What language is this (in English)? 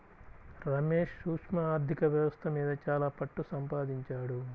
Telugu